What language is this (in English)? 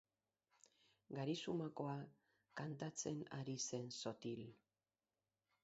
Basque